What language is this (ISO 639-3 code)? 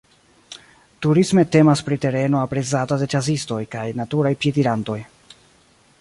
epo